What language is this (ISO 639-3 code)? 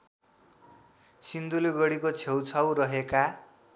nep